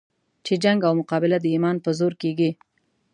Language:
Pashto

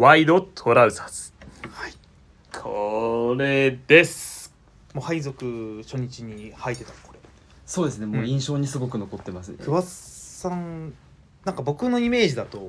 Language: Japanese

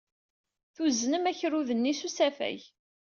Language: Kabyle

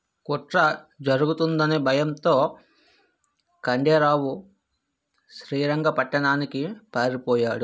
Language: Telugu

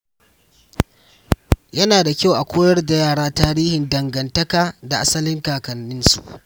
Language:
Hausa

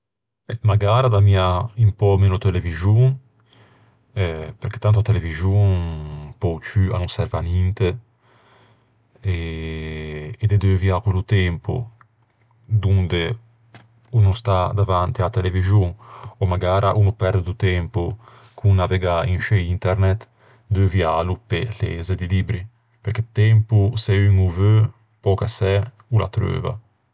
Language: Ligurian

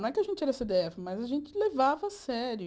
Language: Portuguese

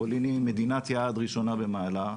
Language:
Hebrew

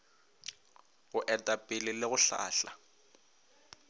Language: Northern Sotho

